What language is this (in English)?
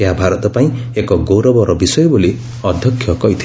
Odia